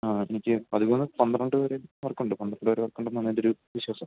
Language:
Malayalam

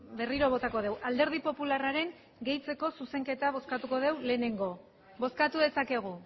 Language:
Basque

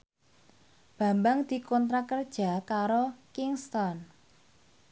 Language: Javanese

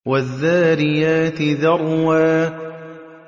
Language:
Arabic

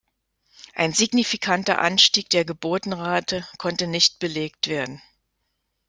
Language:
German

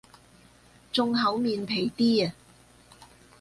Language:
Cantonese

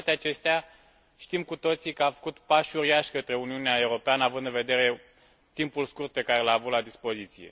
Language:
Romanian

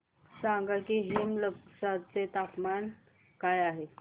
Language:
Marathi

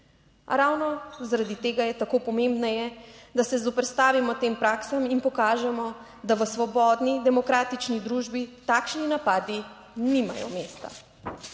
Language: Slovenian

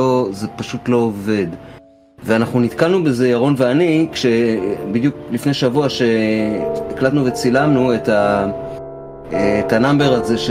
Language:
Hebrew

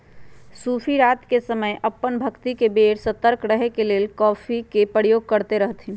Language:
Magahi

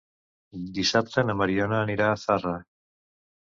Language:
Catalan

